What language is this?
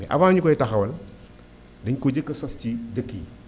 Wolof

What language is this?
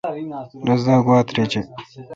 Kalkoti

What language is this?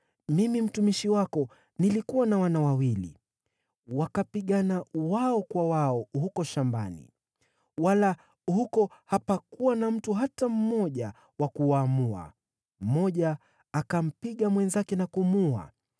Swahili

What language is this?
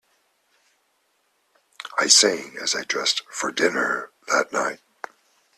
English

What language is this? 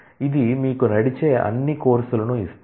Telugu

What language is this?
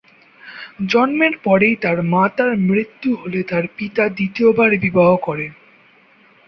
Bangla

